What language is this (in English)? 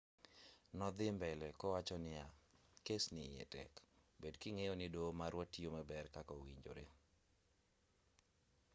Luo (Kenya and Tanzania)